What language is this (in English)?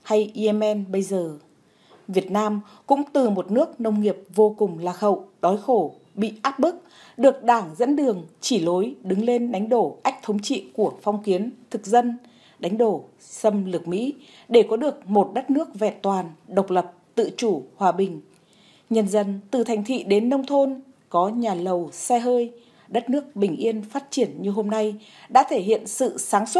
Vietnamese